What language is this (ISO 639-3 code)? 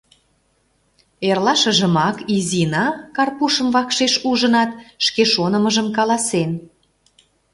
chm